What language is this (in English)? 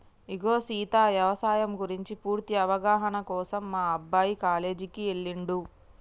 Telugu